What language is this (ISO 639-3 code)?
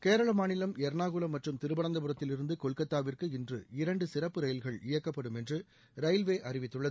tam